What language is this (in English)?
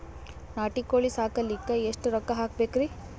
Kannada